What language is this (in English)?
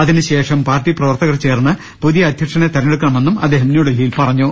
Malayalam